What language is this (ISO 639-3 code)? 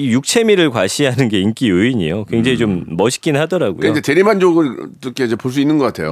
kor